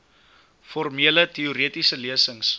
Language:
Afrikaans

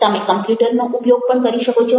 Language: Gujarati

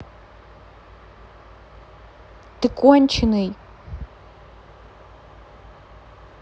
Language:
Russian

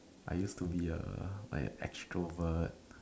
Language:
English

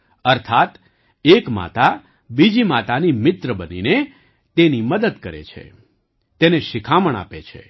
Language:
Gujarati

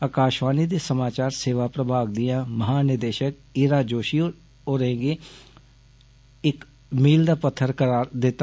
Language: Dogri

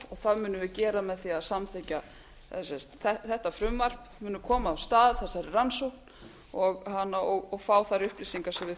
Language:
Icelandic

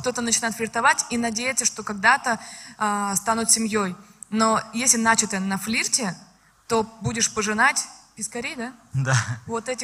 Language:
Russian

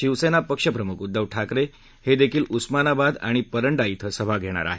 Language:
Marathi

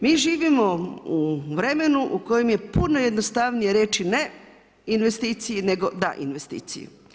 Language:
Croatian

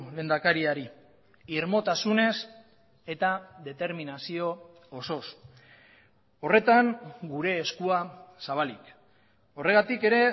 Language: Basque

